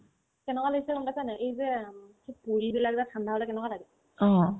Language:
Assamese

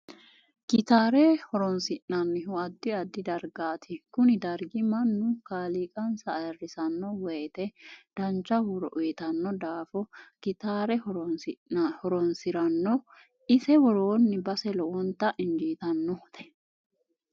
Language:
Sidamo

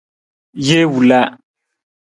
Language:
Nawdm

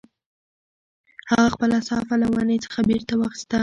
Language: Pashto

